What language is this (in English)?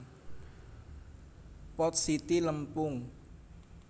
Javanese